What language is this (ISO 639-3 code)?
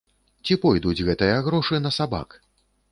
bel